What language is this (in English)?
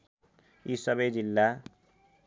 Nepali